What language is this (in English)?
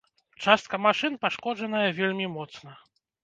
Belarusian